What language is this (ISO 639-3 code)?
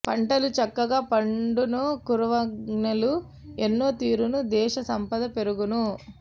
tel